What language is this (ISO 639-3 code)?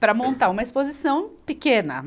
por